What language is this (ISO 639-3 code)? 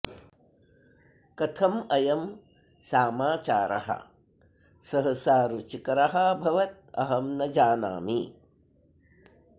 san